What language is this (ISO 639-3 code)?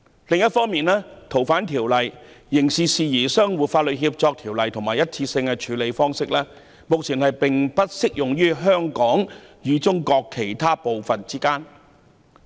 yue